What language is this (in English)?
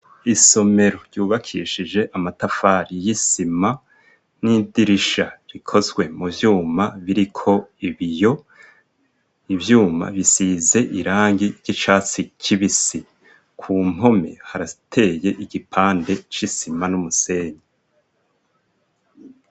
Rundi